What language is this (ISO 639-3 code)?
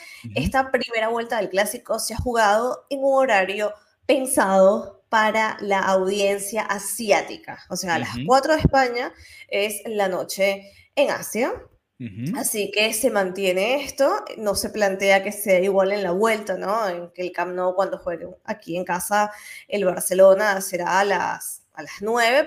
spa